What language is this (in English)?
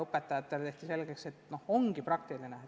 Estonian